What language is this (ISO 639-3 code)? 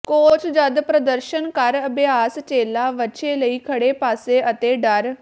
pan